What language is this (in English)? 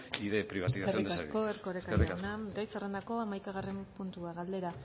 Basque